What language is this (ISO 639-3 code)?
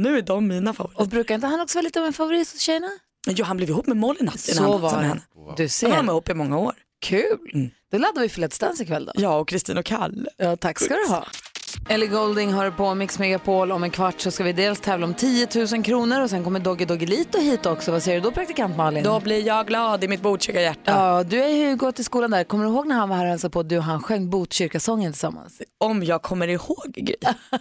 swe